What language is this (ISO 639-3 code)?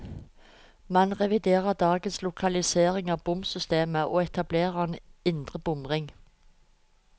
nor